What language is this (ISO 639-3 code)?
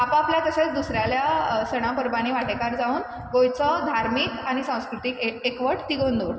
kok